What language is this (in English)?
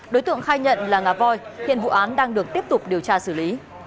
Vietnamese